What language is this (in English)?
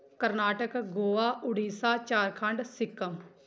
Punjabi